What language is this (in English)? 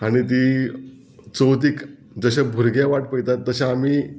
Konkani